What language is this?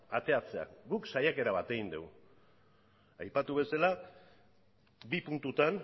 Basque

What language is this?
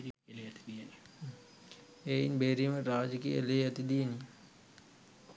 Sinhala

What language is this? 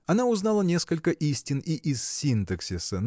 Russian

